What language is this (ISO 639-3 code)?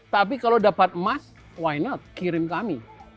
ind